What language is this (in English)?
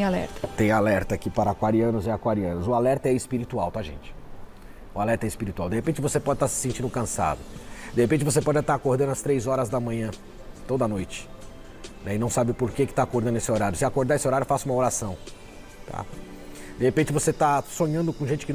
Portuguese